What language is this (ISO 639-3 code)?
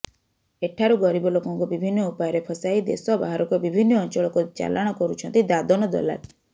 ori